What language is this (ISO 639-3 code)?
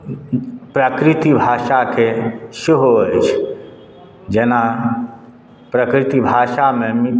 mai